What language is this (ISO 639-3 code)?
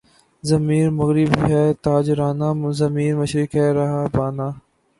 urd